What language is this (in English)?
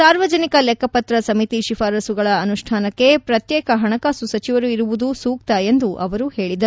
Kannada